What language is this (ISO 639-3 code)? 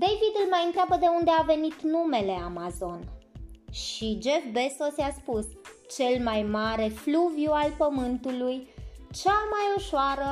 ron